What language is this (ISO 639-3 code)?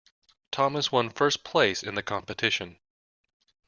eng